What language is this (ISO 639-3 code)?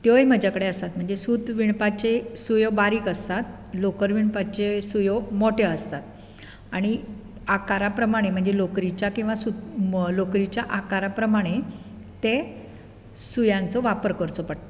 kok